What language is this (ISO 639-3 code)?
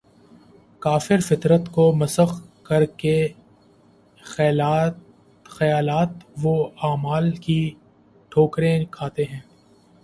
urd